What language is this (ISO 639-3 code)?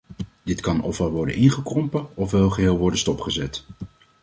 nld